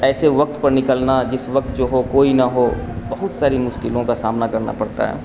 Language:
Urdu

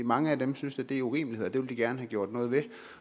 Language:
Danish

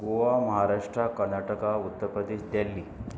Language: Konkani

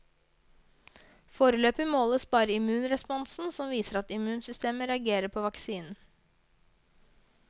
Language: Norwegian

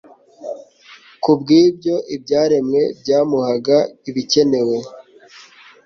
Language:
Kinyarwanda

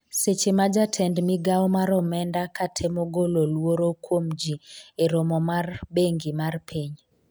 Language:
Luo (Kenya and Tanzania)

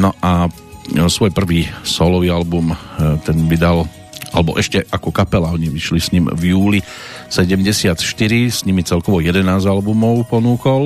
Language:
Slovak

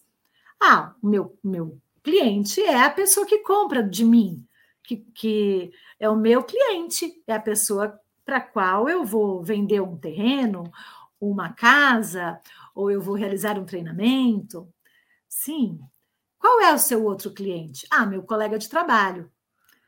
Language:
Portuguese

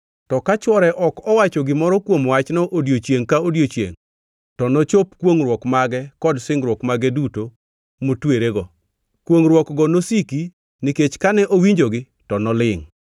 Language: Luo (Kenya and Tanzania)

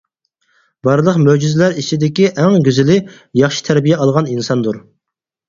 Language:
Uyghur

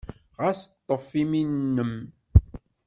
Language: Kabyle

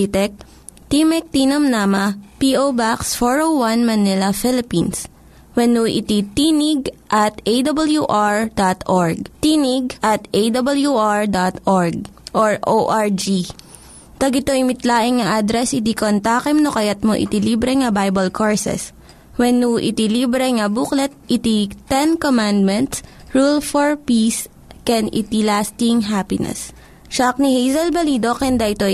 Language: Filipino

